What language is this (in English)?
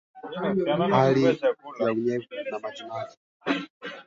Swahili